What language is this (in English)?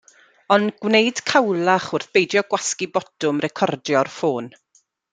Welsh